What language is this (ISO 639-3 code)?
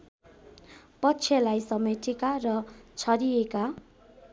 nep